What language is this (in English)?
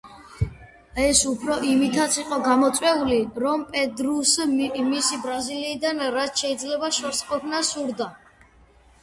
Georgian